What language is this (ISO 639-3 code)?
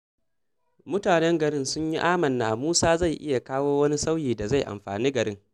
hau